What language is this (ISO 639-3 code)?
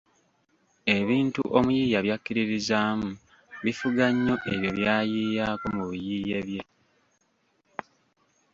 lug